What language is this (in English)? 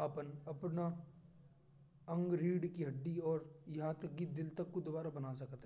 Braj